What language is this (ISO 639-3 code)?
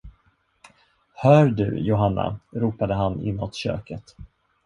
swe